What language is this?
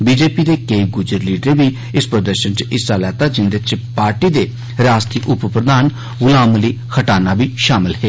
Dogri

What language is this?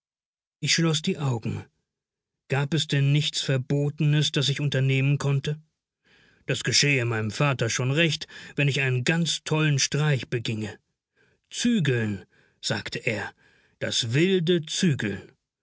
German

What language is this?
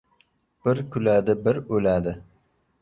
Uzbek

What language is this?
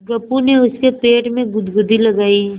Hindi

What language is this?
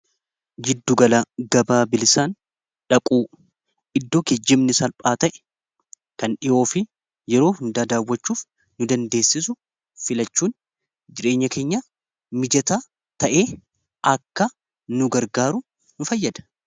Oromo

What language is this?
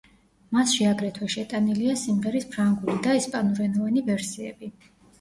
Georgian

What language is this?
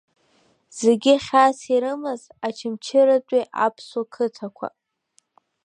Abkhazian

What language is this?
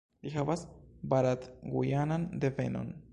Esperanto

